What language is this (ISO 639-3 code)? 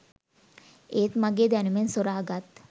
sin